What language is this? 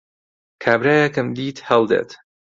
Central Kurdish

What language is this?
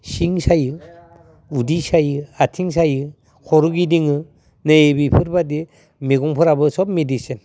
Bodo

